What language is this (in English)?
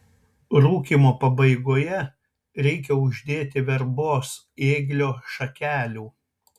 Lithuanian